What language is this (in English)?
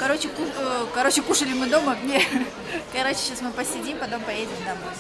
Russian